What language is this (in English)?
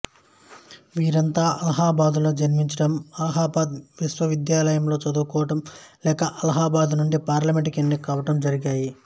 Telugu